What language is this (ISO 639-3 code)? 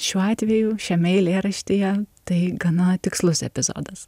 lit